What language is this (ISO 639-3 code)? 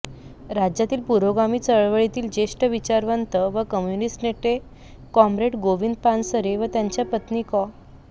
mar